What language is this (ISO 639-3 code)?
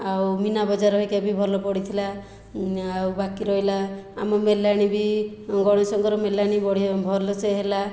ori